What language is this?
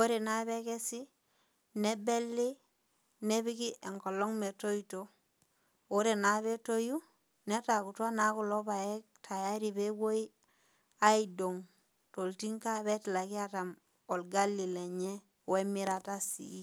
Masai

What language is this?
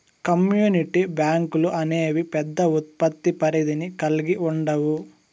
Telugu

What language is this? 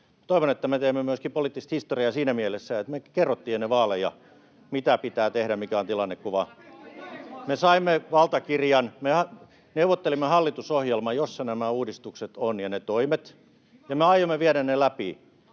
Finnish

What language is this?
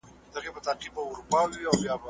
Pashto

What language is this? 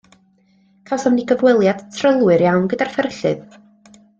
Welsh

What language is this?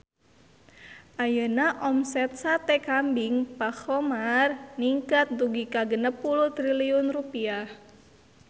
Sundanese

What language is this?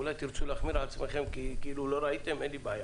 Hebrew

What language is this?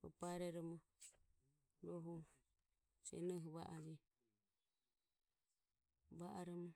Ömie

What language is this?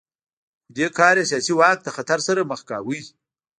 Pashto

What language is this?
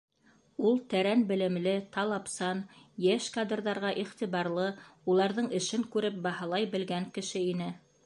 Bashkir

